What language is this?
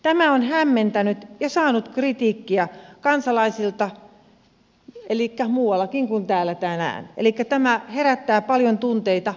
Finnish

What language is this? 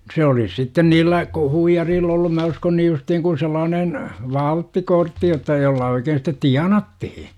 Finnish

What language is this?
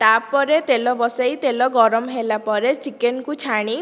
Odia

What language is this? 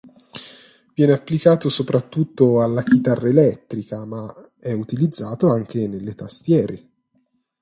Italian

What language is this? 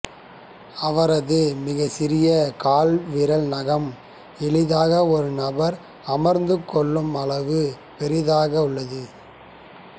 Tamil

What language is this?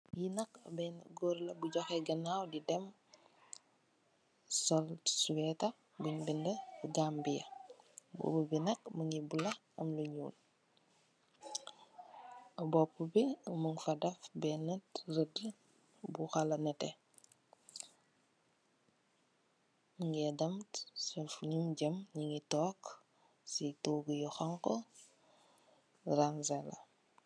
Wolof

